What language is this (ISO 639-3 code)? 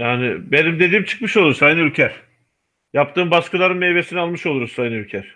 tur